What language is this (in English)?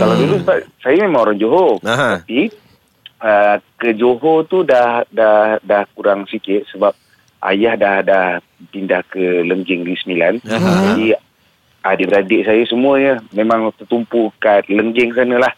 Malay